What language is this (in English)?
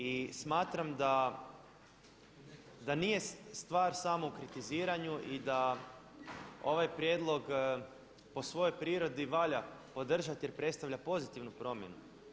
Croatian